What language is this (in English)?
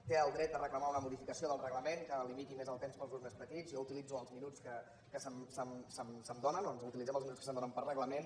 Catalan